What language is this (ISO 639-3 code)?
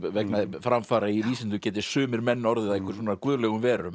isl